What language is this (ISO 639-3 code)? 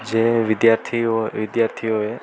guj